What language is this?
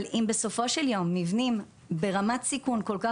Hebrew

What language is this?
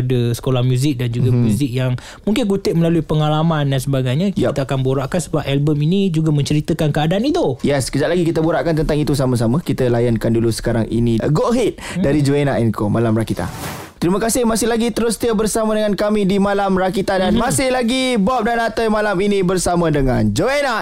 Malay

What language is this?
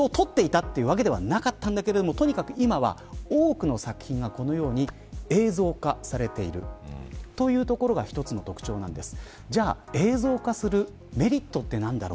Japanese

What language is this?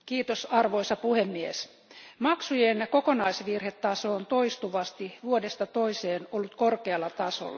Finnish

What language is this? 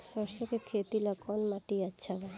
Bhojpuri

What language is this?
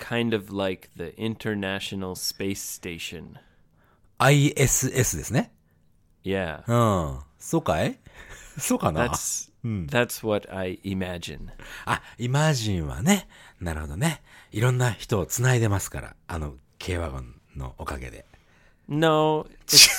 Japanese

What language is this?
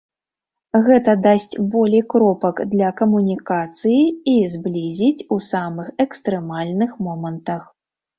Belarusian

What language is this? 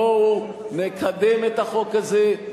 Hebrew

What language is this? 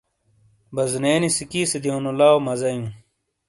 Shina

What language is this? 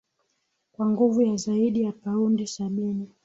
Swahili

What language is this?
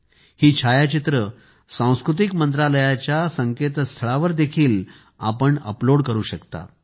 Marathi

